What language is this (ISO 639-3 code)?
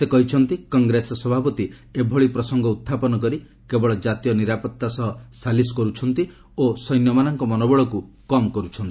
ori